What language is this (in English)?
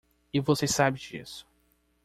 Portuguese